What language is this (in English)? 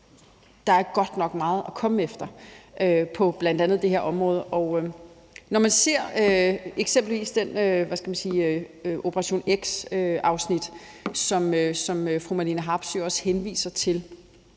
Danish